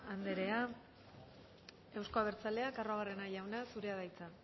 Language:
Basque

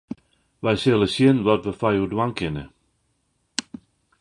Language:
Western Frisian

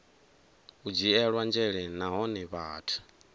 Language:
Venda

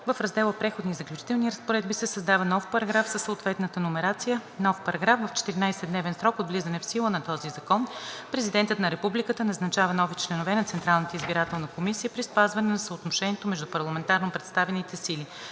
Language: Bulgarian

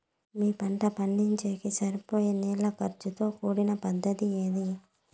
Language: Telugu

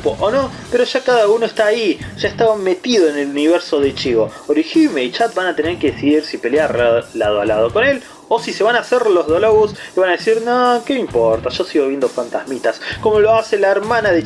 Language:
Spanish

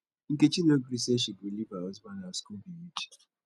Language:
Nigerian Pidgin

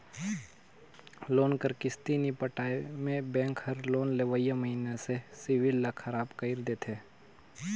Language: Chhattisgarhi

